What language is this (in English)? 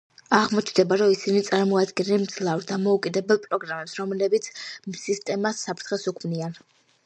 Georgian